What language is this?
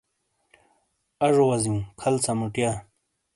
Shina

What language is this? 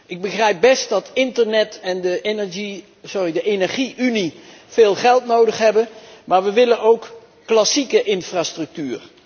Dutch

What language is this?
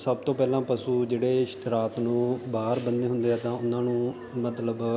Punjabi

